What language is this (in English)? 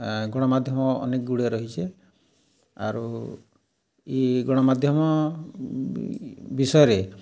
Odia